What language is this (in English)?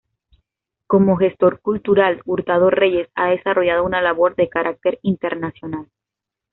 Spanish